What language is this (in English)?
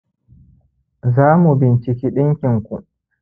Hausa